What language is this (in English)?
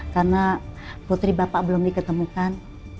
Indonesian